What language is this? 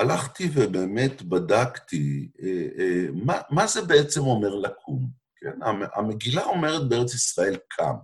Hebrew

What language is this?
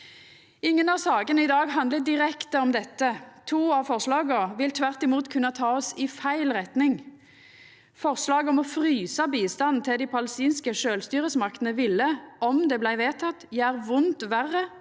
Norwegian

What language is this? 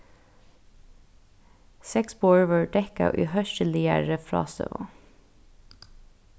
Faroese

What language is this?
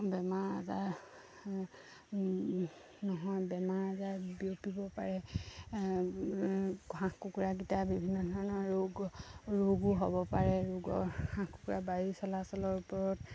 Assamese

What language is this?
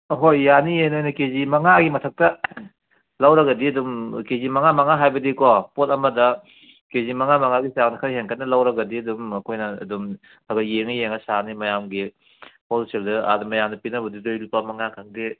Manipuri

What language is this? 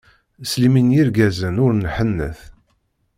Kabyle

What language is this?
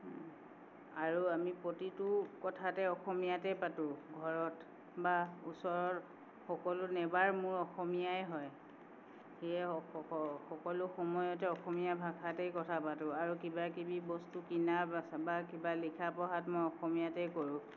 Assamese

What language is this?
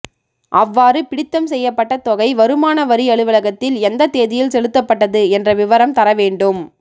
Tamil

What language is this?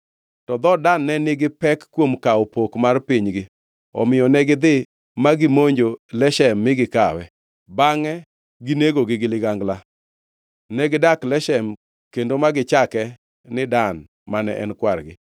Luo (Kenya and Tanzania)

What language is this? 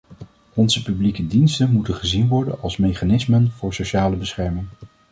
Dutch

